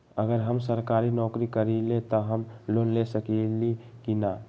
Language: Magahi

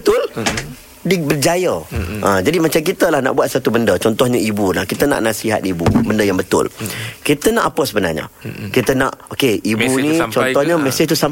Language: Malay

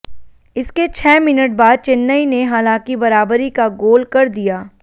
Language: Hindi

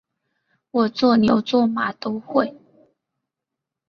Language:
Chinese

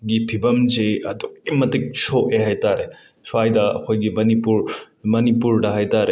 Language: Manipuri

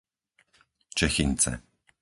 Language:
Slovak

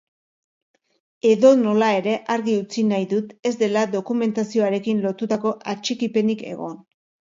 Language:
Basque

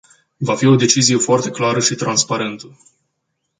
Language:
Romanian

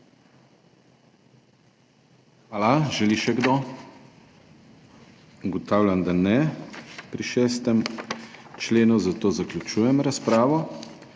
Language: Slovenian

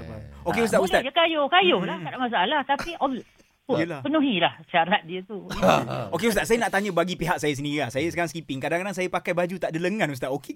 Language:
Malay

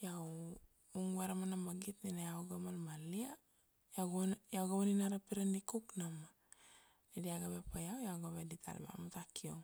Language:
Kuanua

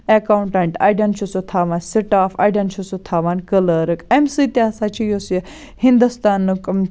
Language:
Kashmiri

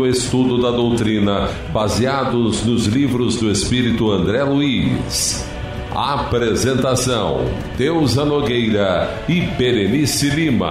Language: Portuguese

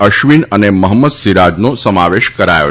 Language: Gujarati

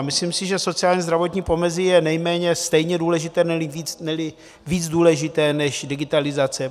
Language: Czech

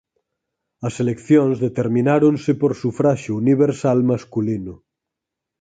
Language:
Galician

